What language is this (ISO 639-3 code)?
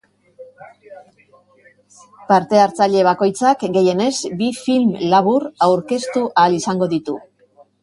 eus